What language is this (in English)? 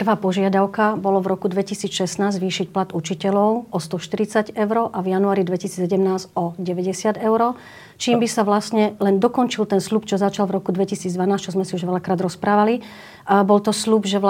Slovak